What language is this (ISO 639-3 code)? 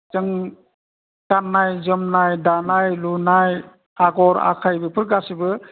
brx